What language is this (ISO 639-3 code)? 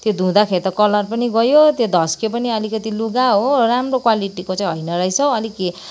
nep